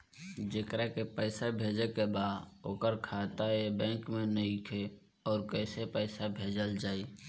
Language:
Bhojpuri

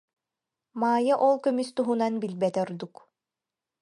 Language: Yakut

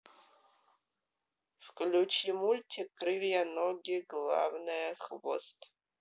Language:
Russian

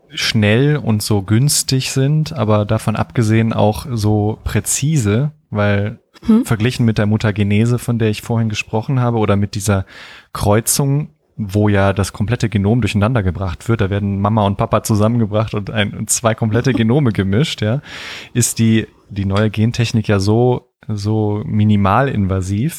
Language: German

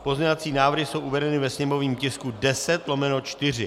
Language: Czech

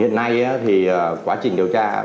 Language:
Vietnamese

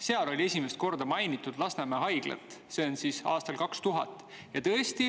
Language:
Estonian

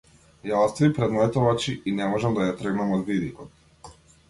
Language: Macedonian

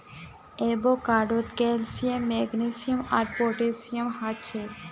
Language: Magahi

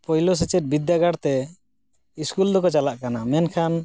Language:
Santali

